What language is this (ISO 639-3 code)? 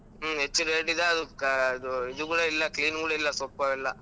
kan